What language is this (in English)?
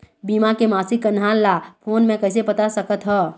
Chhattisgarhi